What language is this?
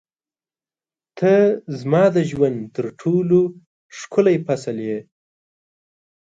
Pashto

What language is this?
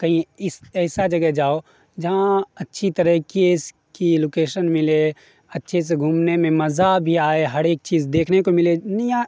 Urdu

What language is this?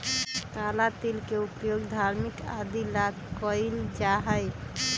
Magahi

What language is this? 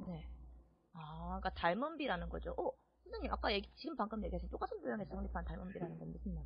Korean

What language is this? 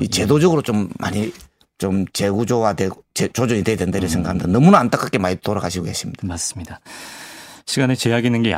Korean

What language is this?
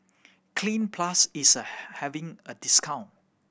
English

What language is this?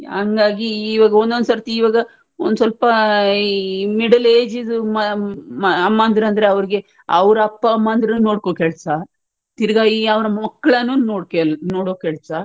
Kannada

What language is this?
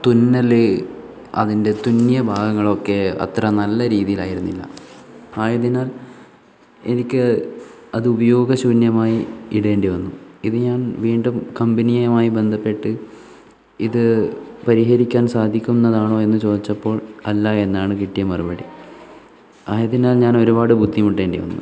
Malayalam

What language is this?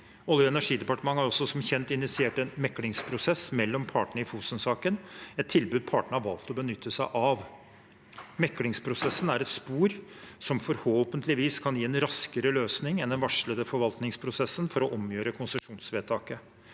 Norwegian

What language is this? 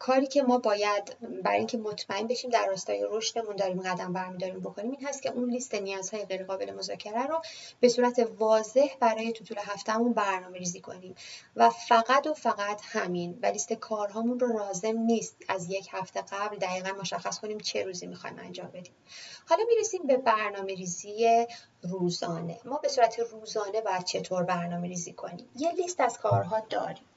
Persian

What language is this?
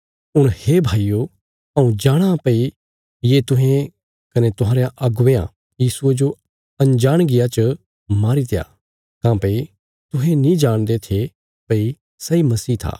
Bilaspuri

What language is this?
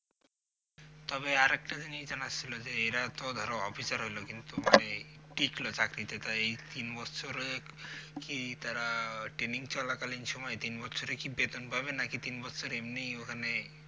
Bangla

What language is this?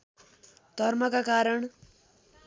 Nepali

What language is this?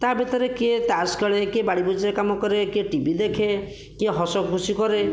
Odia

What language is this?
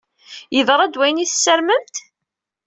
Kabyle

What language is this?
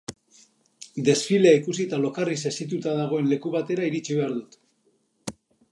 Basque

